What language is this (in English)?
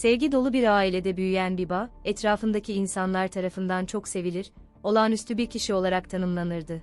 Turkish